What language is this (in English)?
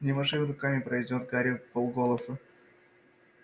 Russian